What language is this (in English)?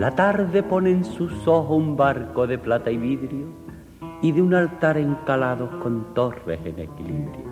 Spanish